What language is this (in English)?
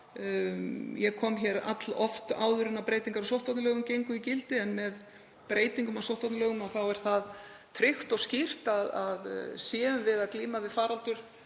Icelandic